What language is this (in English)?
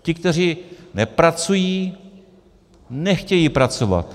Czech